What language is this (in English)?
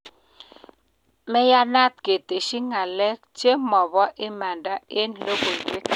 Kalenjin